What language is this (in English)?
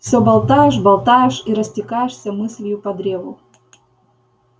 Russian